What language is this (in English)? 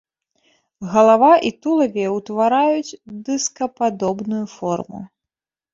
Belarusian